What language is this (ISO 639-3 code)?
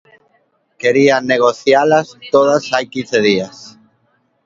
glg